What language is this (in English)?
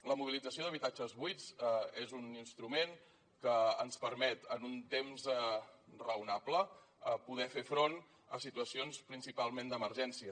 Catalan